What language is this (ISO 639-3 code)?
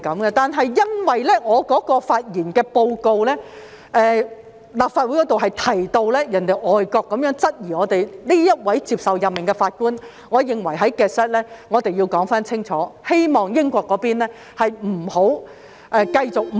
yue